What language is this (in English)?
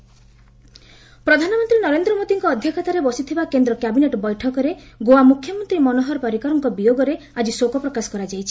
Odia